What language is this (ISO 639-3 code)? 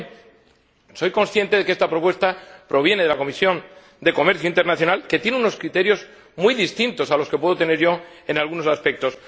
spa